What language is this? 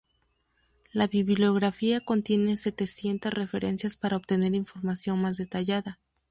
Spanish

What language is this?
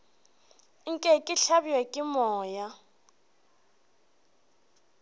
Northern Sotho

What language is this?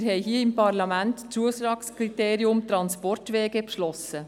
Swiss German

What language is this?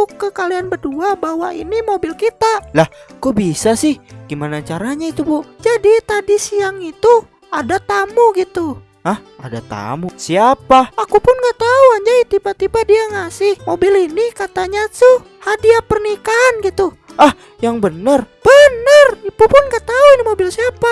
Indonesian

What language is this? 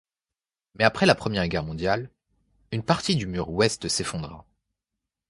French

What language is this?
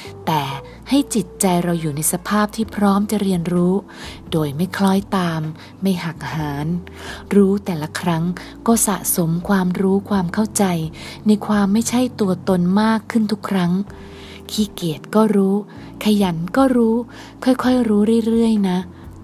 Thai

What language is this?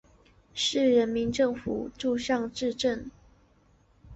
Chinese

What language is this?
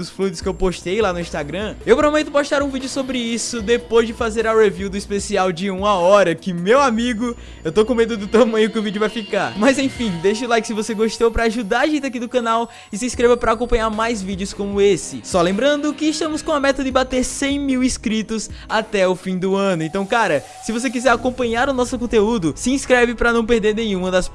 Portuguese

